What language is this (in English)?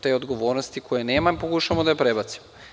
Serbian